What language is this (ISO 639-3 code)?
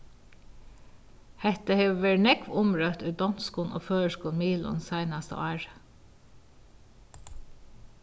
fao